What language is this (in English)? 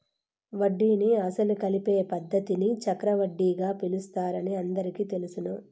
Telugu